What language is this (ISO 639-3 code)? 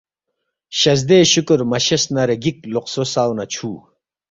bft